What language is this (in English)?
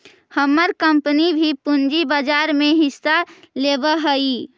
Magahi